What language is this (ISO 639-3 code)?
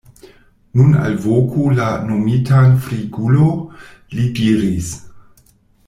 epo